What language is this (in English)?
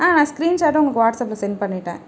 Tamil